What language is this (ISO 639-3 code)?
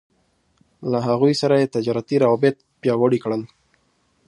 pus